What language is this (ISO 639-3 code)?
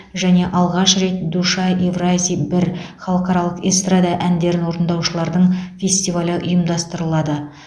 kaz